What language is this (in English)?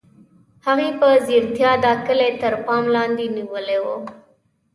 Pashto